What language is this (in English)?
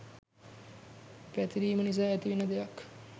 Sinhala